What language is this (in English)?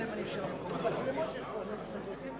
Hebrew